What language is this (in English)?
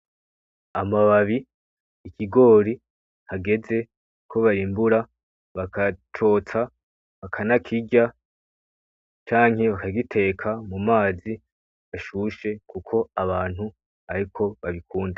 Rundi